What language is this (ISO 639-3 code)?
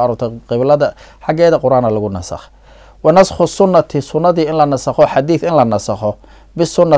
ara